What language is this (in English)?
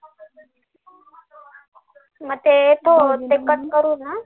Marathi